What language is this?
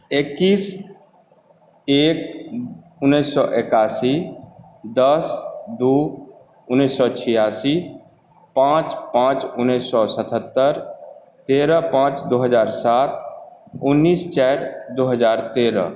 Maithili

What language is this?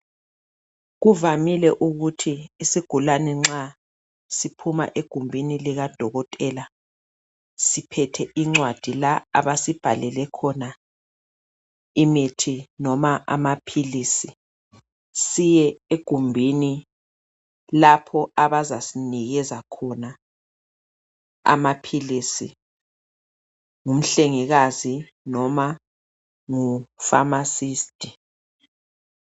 North Ndebele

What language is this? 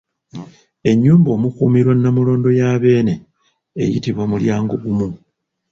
Ganda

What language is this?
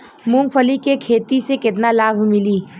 Bhojpuri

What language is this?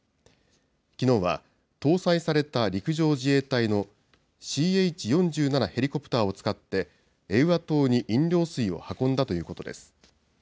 Japanese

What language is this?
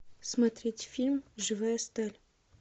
Russian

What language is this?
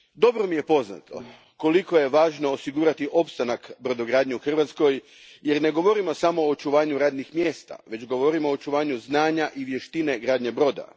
Croatian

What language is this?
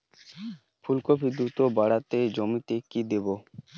Bangla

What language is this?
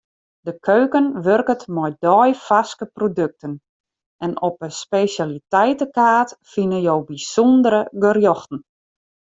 Western Frisian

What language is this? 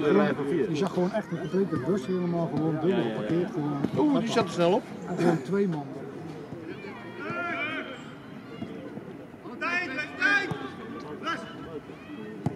Dutch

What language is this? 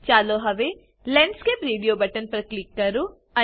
Gujarati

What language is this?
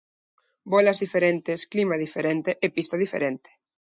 Galician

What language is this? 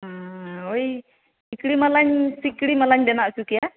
Santali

